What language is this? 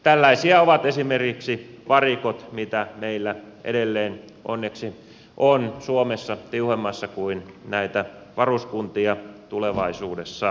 Finnish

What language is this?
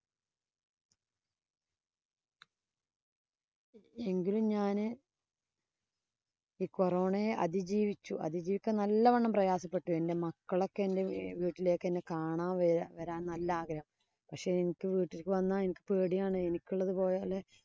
Malayalam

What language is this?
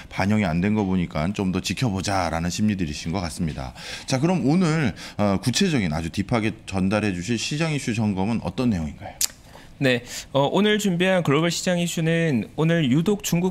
Korean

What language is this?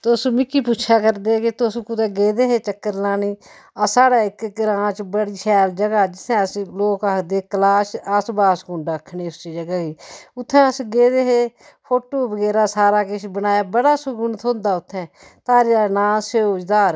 Dogri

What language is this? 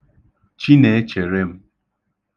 Igbo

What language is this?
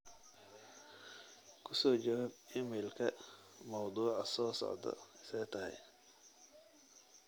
Somali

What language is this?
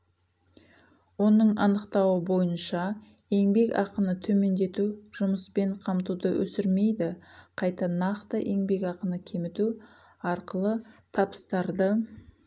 Kazakh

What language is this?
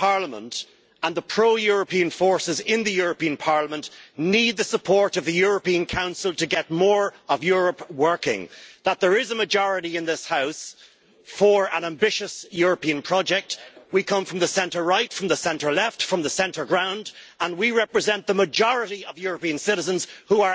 English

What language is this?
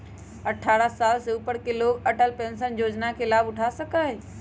Magahi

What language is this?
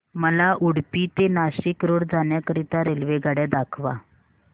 Marathi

